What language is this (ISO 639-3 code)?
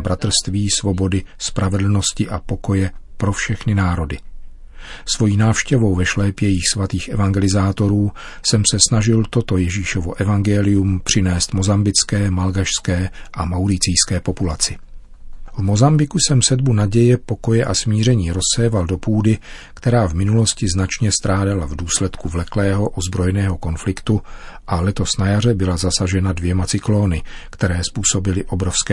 ces